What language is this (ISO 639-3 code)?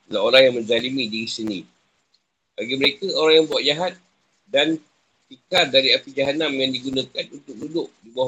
msa